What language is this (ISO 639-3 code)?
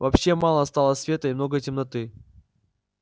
rus